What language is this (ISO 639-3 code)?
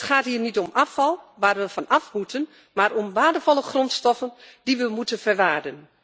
nld